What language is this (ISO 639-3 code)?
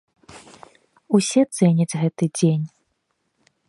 bel